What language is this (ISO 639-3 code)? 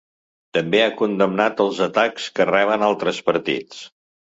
cat